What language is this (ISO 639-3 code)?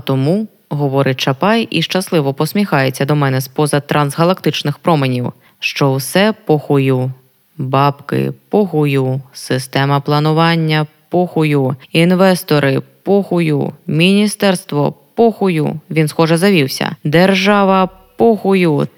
ukr